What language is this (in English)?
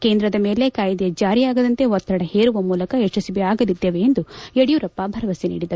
Kannada